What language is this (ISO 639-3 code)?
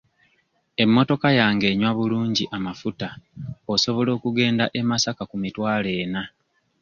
lug